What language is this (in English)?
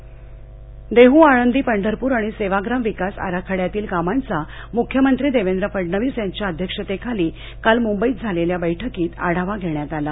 Marathi